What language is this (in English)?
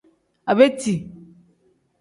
Tem